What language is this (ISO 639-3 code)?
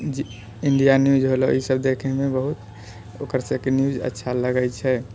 mai